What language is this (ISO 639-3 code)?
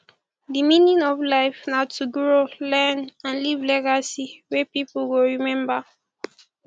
pcm